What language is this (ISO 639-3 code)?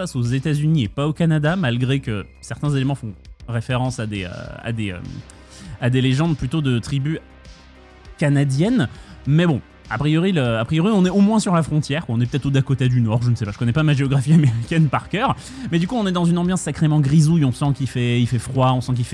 fra